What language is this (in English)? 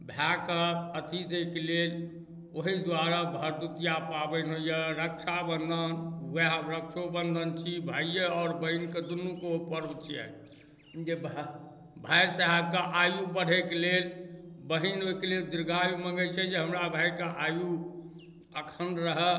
Maithili